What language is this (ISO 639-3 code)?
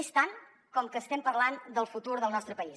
cat